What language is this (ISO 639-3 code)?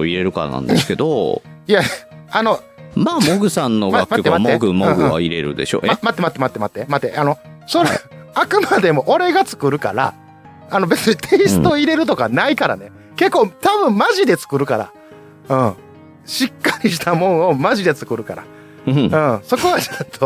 jpn